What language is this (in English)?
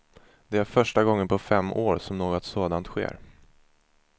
Swedish